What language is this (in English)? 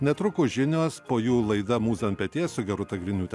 Lithuanian